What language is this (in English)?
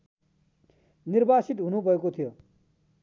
Nepali